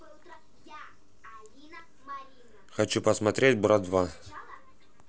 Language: Russian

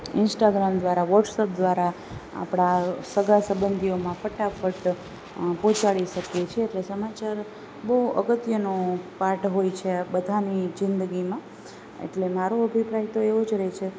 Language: Gujarati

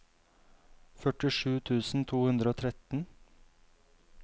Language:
Norwegian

